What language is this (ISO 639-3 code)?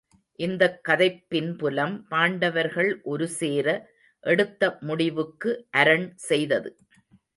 tam